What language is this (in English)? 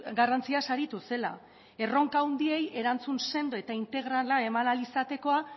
Basque